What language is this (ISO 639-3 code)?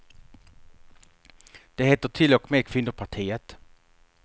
swe